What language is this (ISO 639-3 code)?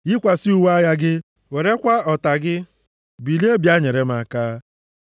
ibo